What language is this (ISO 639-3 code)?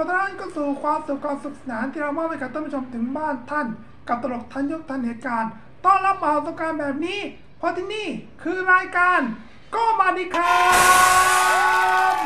tha